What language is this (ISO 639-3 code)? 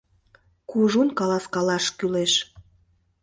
chm